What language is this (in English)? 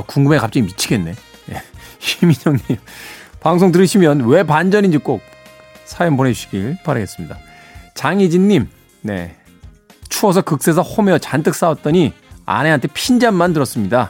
Korean